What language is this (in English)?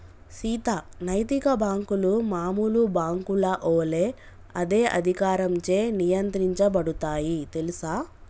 Telugu